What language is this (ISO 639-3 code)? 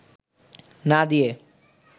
ben